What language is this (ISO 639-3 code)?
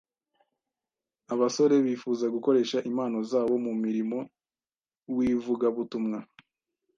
kin